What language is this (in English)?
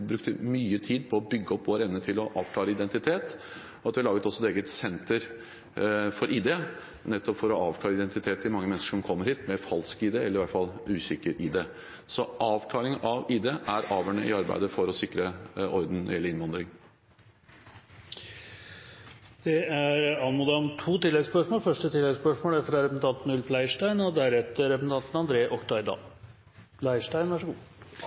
Norwegian